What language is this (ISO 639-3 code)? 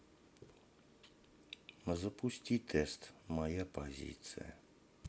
rus